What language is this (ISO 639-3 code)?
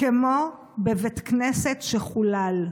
heb